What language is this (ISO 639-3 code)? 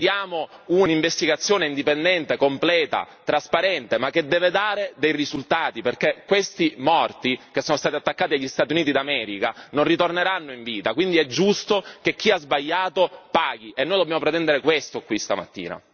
ita